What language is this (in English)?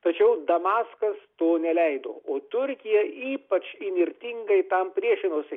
Lithuanian